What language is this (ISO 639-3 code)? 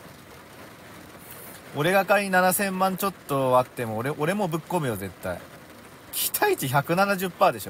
jpn